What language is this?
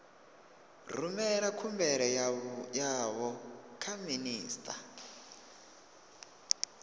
Venda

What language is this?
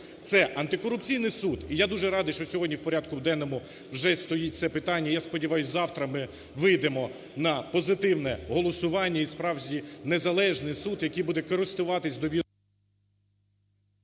Ukrainian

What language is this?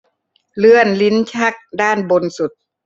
Thai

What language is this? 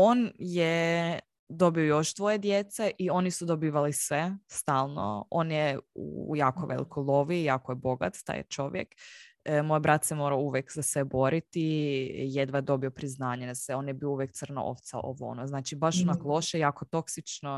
Croatian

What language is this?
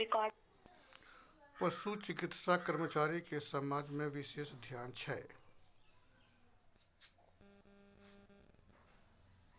Maithili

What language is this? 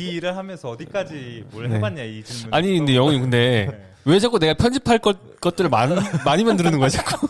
Korean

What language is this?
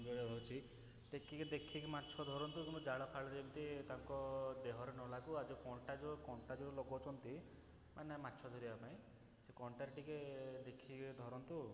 Odia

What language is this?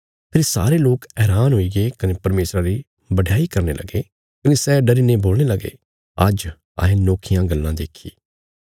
Bilaspuri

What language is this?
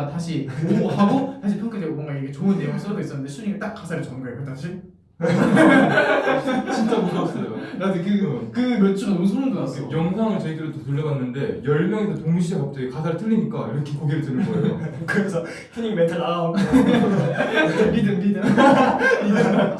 Korean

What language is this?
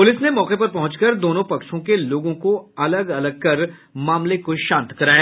Hindi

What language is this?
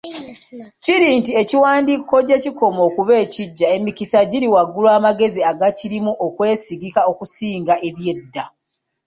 Ganda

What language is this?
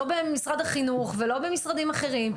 Hebrew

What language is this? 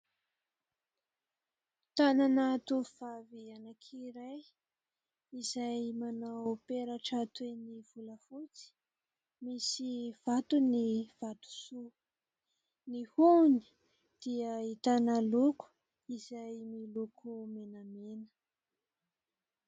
Malagasy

